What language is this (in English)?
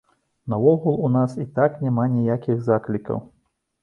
Belarusian